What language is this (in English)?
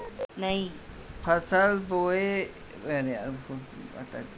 Chhattisgarhi